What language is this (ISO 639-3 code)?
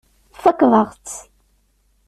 kab